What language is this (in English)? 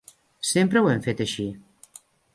Catalan